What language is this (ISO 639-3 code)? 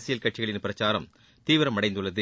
tam